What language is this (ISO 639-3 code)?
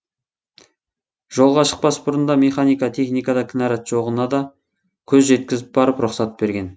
kaz